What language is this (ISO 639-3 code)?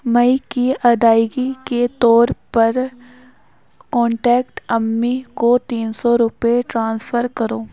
urd